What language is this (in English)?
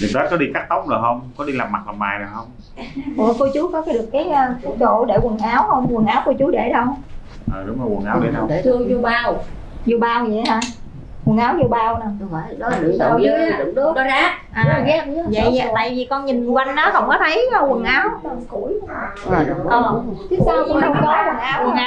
Vietnamese